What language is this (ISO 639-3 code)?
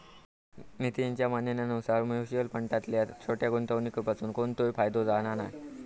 mar